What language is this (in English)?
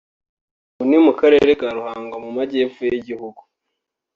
Kinyarwanda